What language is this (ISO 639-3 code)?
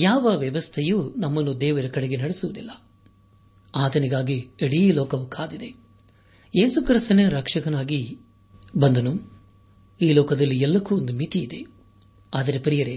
kan